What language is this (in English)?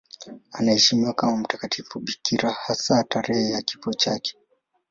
Swahili